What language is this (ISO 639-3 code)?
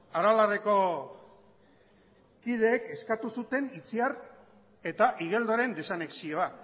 eus